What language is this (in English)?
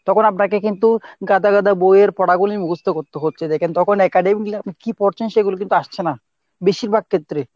Bangla